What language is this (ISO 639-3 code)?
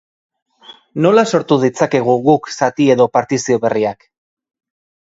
eus